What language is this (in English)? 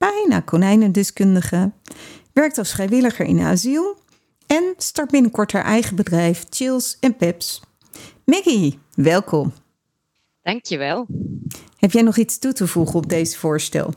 Dutch